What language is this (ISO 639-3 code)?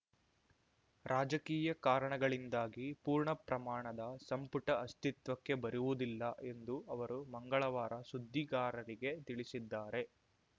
kan